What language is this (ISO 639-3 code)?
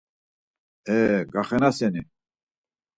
lzz